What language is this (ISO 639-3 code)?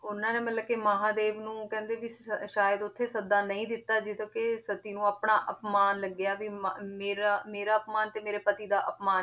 pan